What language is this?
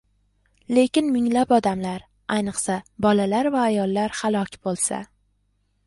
Uzbek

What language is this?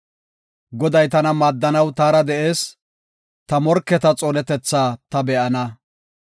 Gofa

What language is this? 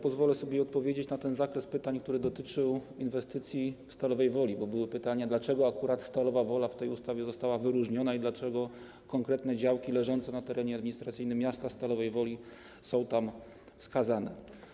Polish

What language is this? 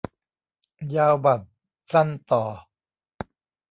Thai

